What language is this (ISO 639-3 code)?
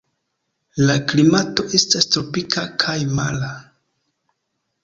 epo